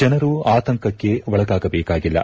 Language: Kannada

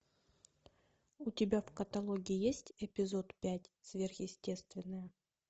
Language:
Russian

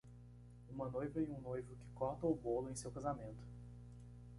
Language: Portuguese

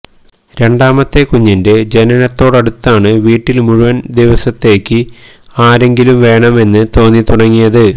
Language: Malayalam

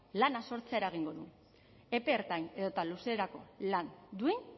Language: Basque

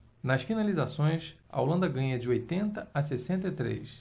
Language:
Portuguese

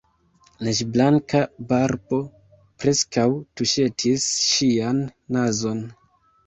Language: Esperanto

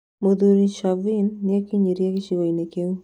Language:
Kikuyu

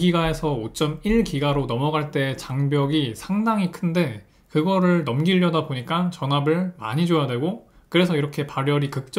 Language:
Korean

